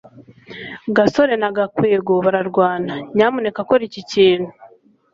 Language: Kinyarwanda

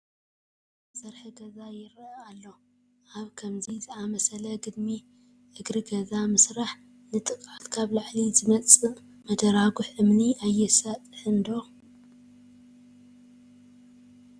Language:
Tigrinya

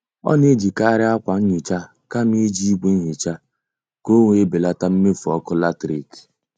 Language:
Igbo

